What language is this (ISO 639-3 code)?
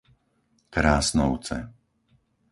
slk